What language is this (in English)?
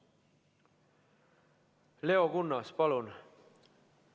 Estonian